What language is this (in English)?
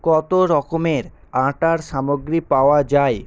Bangla